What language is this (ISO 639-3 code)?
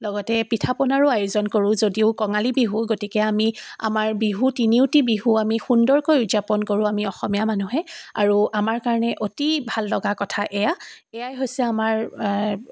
asm